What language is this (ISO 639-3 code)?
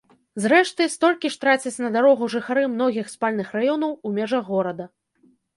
bel